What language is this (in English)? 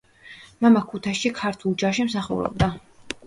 Georgian